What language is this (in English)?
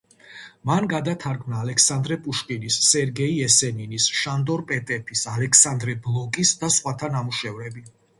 Georgian